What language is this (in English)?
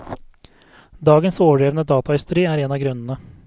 Norwegian